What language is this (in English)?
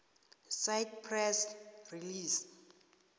South Ndebele